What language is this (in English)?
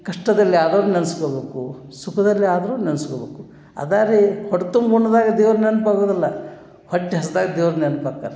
Kannada